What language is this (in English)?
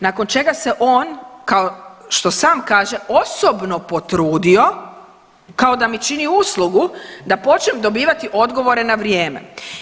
Croatian